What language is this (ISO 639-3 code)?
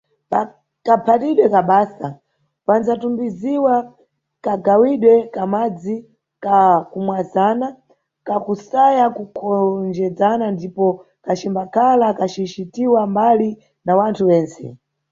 nyu